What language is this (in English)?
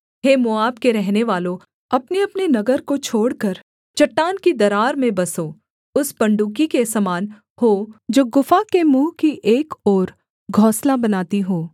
Hindi